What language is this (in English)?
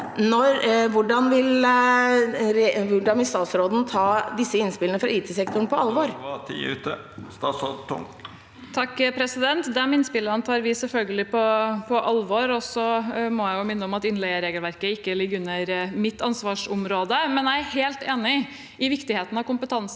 Norwegian